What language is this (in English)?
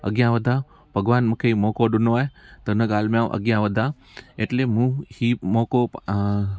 Sindhi